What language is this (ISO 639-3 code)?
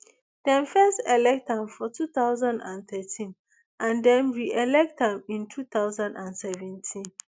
pcm